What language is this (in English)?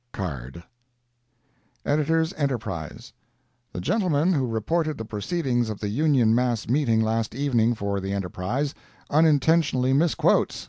English